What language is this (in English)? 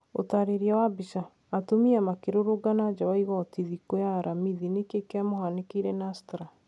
Kikuyu